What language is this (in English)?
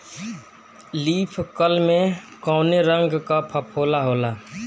Bhojpuri